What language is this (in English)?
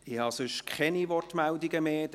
Swiss German